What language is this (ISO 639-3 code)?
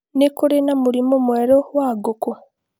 kik